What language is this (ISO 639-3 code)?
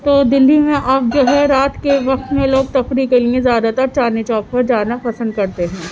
urd